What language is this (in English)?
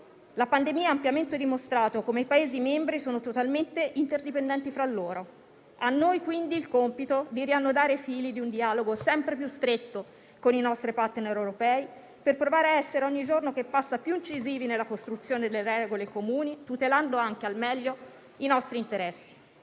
Italian